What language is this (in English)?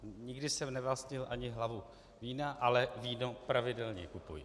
Czech